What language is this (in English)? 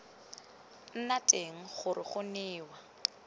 Tswana